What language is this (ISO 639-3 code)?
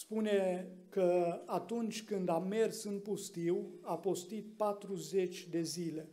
ron